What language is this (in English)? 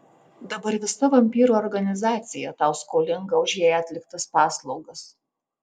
Lithuanian